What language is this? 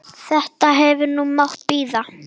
Icelandic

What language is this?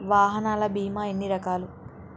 Telugu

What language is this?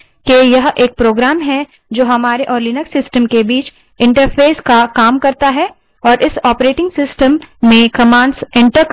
Hindi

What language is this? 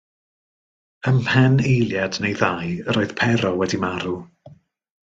Welsh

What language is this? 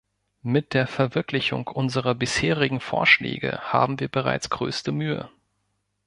German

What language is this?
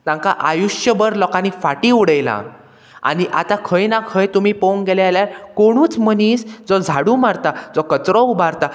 Konkani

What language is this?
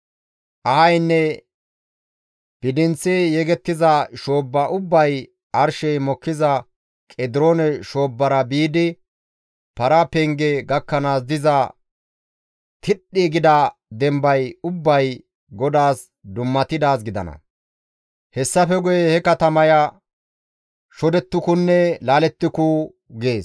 Gamo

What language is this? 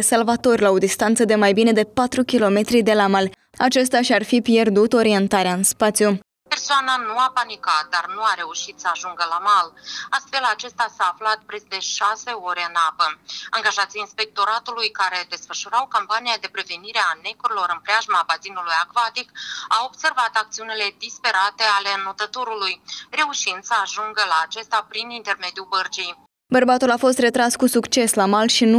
Romanian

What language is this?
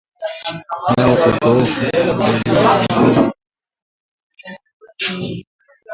Swahili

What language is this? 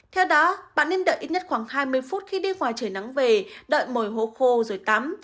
Vietnamese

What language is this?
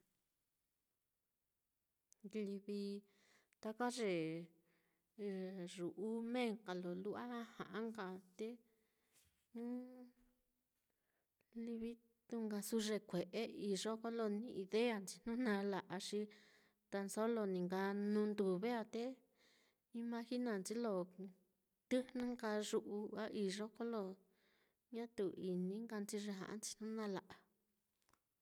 Mitlatongo Mixtec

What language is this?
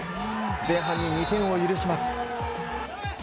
Japanese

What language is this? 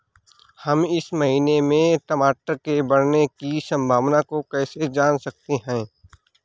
Hindi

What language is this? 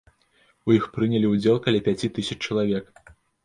Belarusian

